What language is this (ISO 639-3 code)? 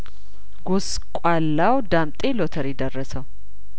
amh